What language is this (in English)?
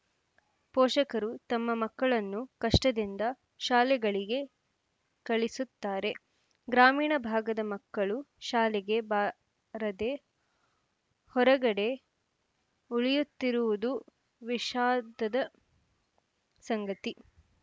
Kannada